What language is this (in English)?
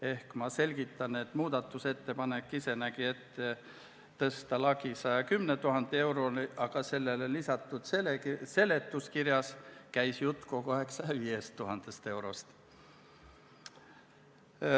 Estonian